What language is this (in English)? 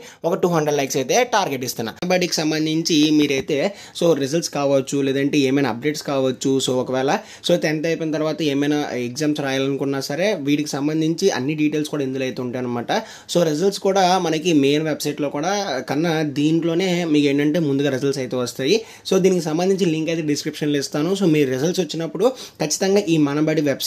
Telugu